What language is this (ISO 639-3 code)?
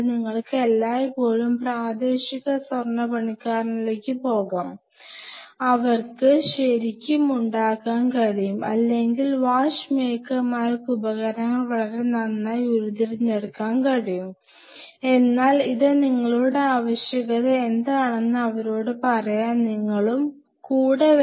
mal